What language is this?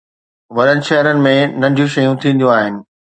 Sindhi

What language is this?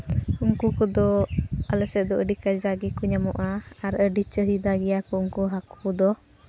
Santali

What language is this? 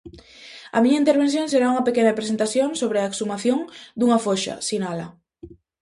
Galician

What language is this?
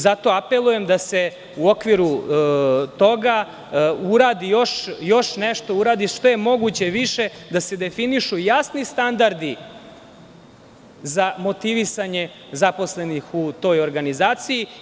Serbian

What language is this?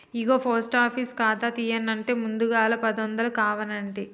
Telugu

